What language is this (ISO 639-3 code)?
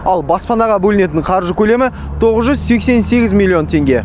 kaz